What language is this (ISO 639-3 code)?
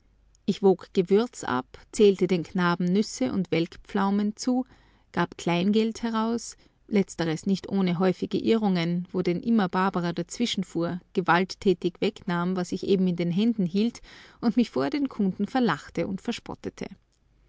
deu